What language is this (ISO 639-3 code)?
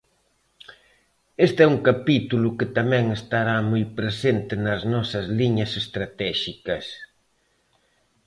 glg